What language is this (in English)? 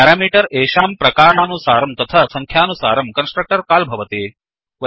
Sanskrit